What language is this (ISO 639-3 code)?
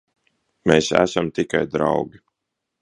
lav